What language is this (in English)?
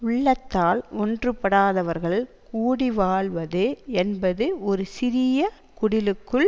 Tamil